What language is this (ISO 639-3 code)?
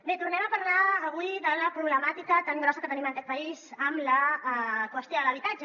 cat